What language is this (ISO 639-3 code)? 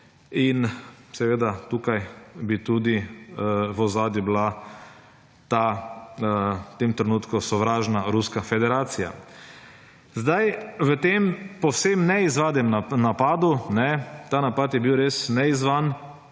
slv